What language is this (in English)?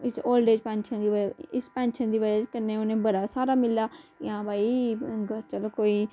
Dogri